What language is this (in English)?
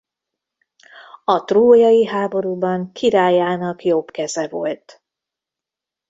Hungarian